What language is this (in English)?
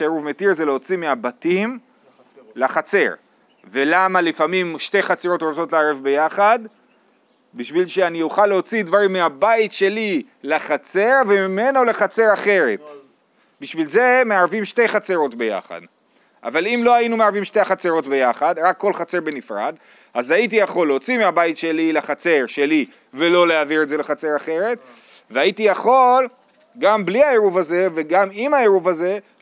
Hebrew